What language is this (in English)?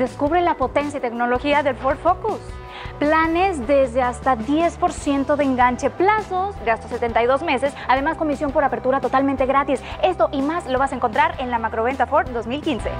Spanish